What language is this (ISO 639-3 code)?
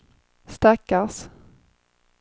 swe